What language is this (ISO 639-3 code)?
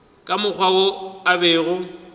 nso